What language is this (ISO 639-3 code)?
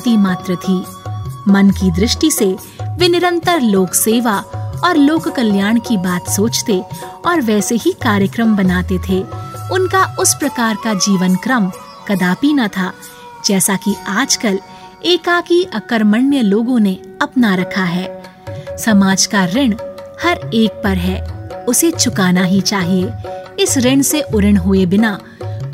hin